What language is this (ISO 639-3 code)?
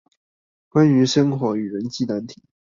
zho